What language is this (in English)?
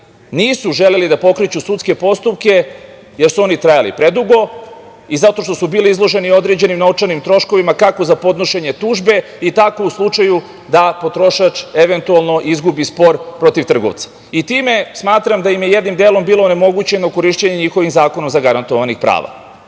Serbian